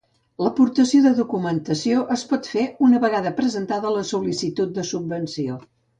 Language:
Catalan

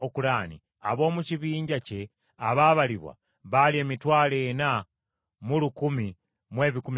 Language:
Ganda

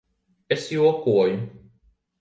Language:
Latvian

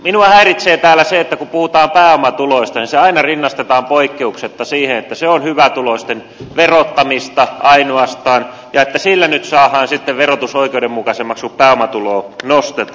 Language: Finnish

